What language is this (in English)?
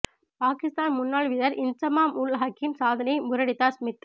Tamil